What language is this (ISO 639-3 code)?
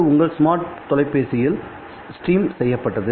tam